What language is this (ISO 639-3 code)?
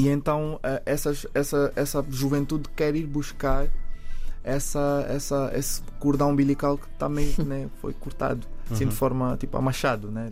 por